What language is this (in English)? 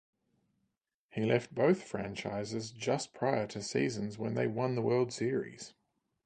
English